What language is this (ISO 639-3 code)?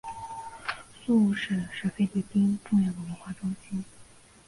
zho